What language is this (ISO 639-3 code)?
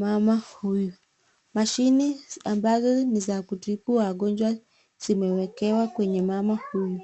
swa